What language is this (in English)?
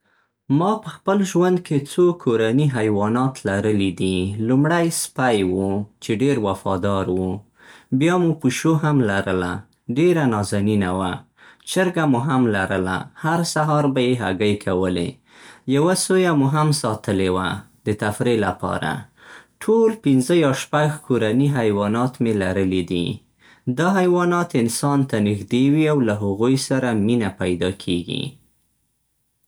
Central Pashto